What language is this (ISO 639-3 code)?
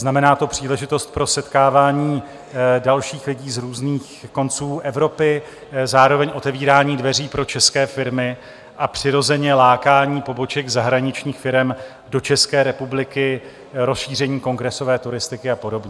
ces